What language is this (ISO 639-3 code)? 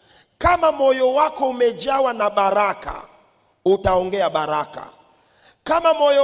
swa